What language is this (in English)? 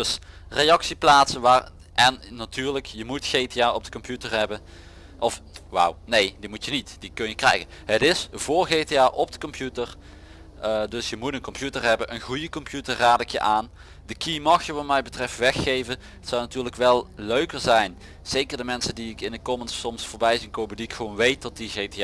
Dutch